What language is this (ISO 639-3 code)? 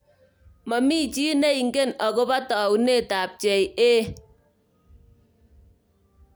kln